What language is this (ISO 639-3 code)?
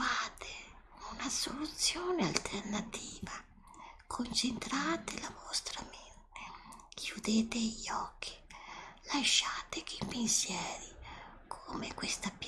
ita